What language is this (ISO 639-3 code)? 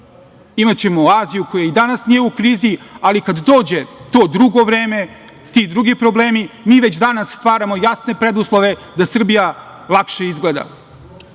srp